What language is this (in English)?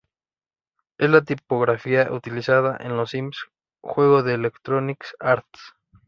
Spanish